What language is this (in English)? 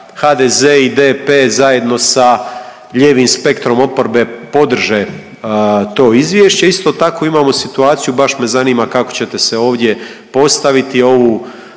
Croatian